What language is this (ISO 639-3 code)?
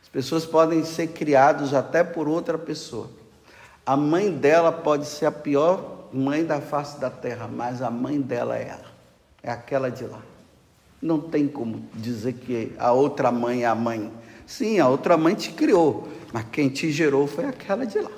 por